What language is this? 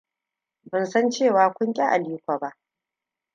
Hausa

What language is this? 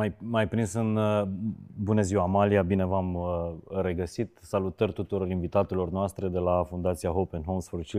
Romanian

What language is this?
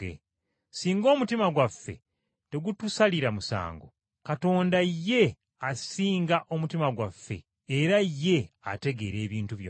Ganda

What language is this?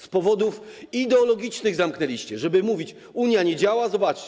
Polish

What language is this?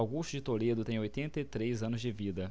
Portuguese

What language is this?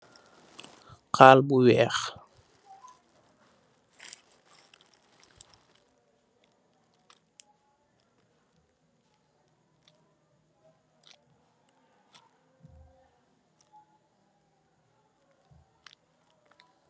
Wolof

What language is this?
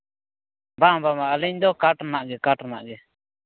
Santali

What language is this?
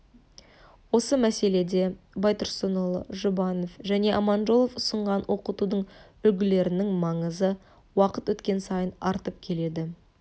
Kazakh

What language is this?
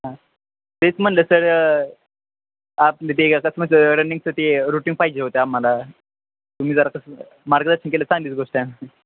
Marathi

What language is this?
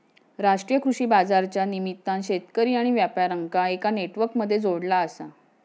Marathi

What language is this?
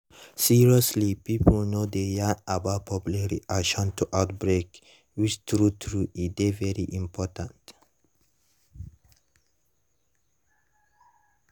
Nigerian Pidgin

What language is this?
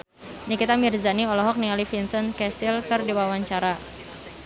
Sundanese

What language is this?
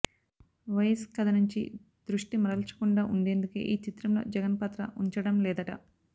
Telugu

